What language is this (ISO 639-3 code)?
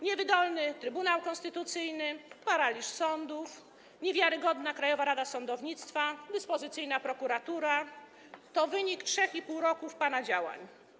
pol